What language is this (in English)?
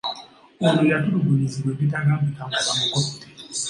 Ganda